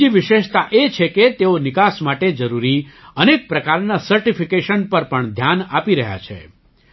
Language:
Gujarati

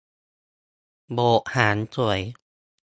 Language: Thai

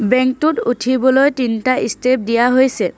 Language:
Assamese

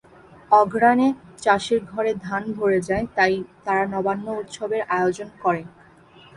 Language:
Bangla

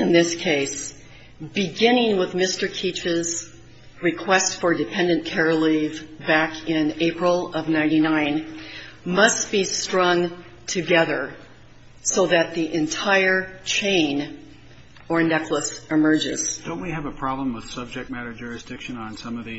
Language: English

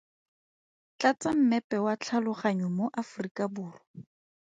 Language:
Tswana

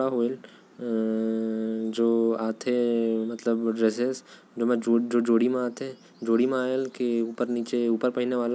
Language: Korwa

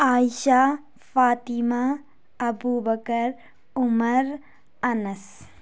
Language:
Urdu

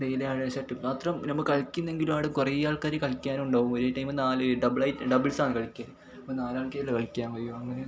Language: Malayalam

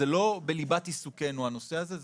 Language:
Hebrew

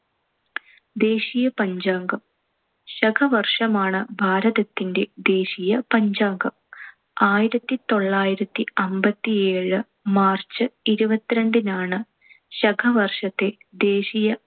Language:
Malayalam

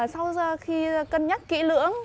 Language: Vietnamese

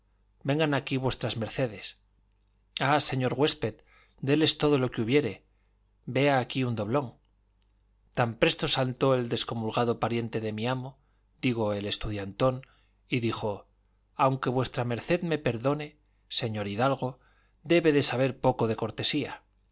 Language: Spanish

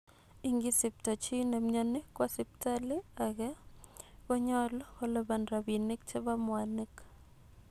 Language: Kalenjin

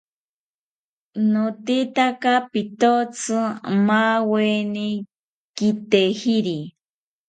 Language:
South Ucayali Ashéninka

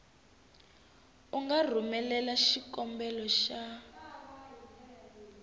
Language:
Tsonga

